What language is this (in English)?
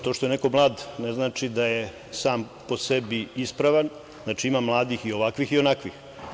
Serbian